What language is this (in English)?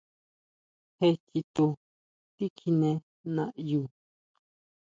Huautla Mazatec